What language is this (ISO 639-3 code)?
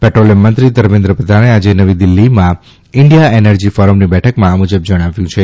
guj